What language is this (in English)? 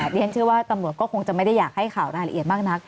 Thai